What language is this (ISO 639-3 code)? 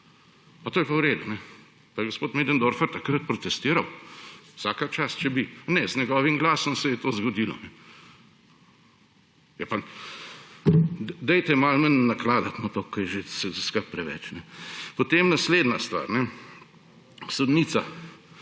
slv